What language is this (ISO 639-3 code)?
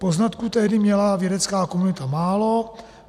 ces